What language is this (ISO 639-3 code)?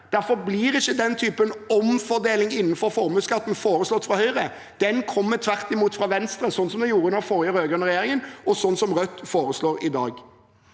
nor